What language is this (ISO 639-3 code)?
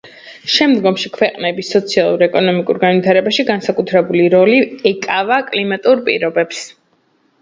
kat